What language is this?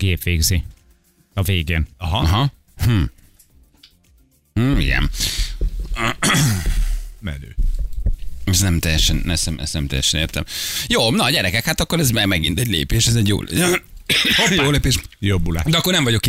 Hungarian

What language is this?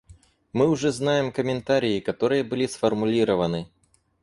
Russian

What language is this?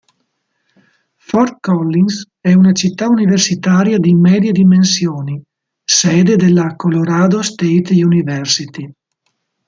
Italian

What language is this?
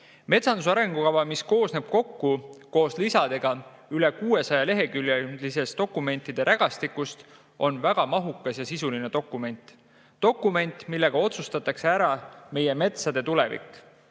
Estonian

